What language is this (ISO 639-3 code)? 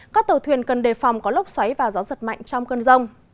vie